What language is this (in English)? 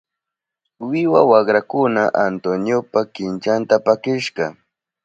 Southern Pastaza Quechua